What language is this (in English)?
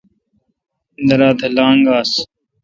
Kalkoti